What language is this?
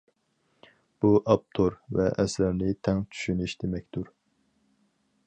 Uyghur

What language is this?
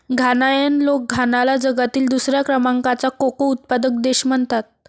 Marathi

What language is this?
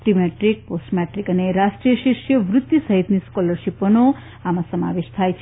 Gujarati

